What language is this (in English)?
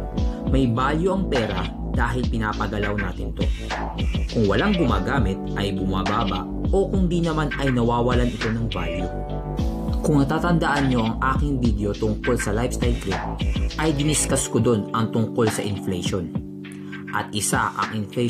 Filipino